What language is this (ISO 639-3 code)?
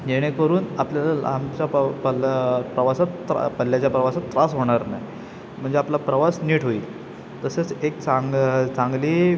mar